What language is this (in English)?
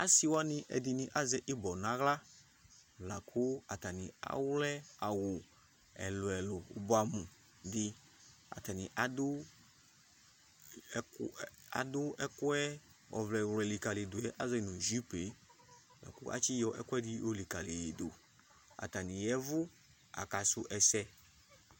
Ikposo